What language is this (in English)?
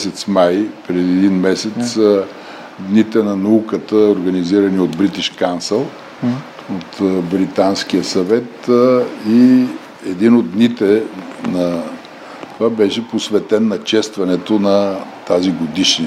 Bulgarian